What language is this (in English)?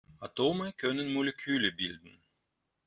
German